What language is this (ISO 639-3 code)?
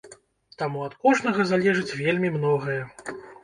bel